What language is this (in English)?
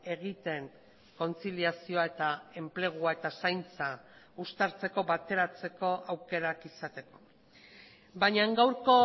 Basque